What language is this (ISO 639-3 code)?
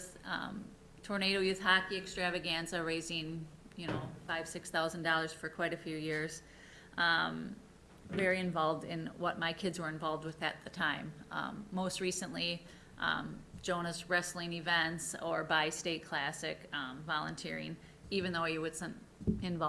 eng